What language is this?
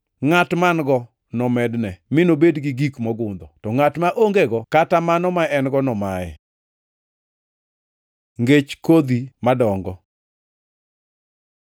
Luo (Kenya and Tanzania)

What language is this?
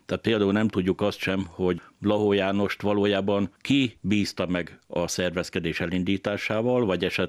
Hungarian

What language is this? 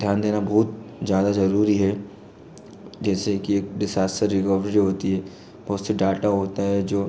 Hindi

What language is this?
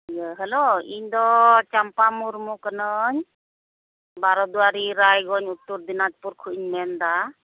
Santali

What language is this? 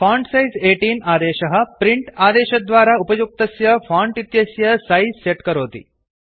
Sanskrit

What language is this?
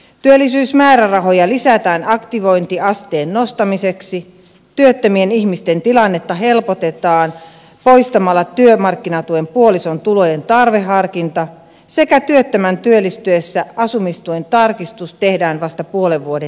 Finnish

